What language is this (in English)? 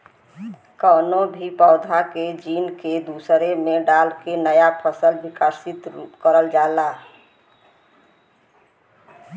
Bhojpuri